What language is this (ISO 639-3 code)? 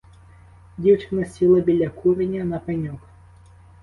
ukr